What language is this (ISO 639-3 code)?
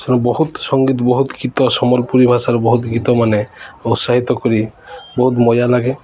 ori